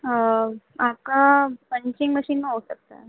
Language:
Urdu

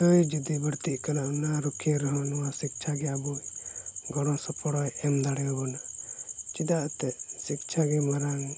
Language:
Santali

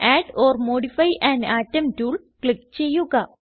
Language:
Malayalam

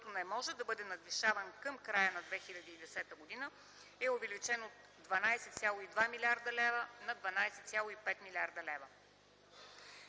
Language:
Bulgarian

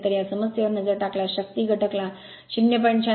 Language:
Marathi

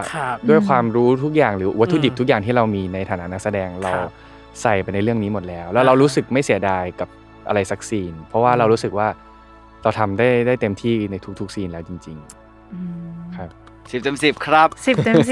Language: Thai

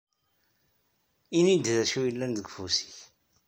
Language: Kabyle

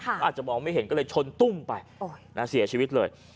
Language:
Thai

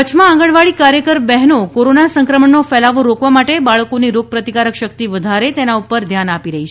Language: Gujarati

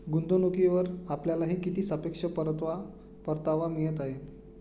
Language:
Marathi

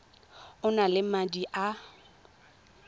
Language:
Tswana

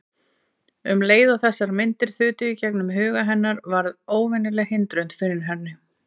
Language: Icelandic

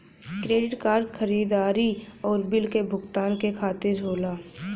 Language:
Bhojpuri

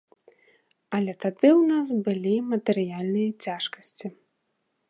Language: Belarusian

